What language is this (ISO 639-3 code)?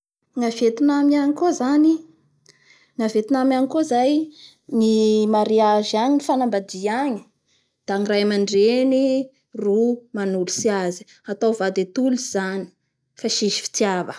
bhr